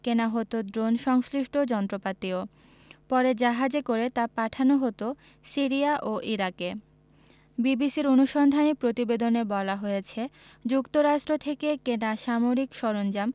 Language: Bangla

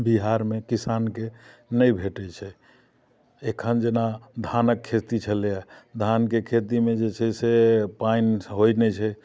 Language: Maithili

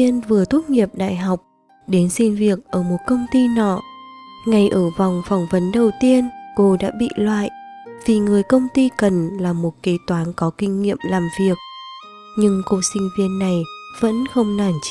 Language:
Vietnamese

